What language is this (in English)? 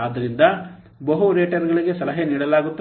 Kannada